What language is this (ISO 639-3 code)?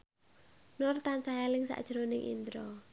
jav